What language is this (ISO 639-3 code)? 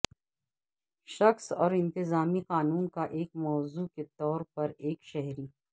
urd